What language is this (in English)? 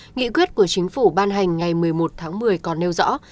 Vietnamese